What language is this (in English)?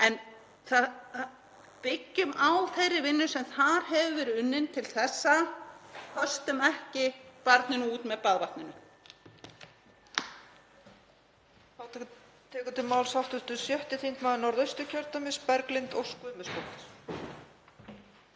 Icelandic